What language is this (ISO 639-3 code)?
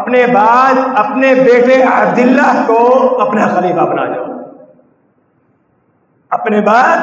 urd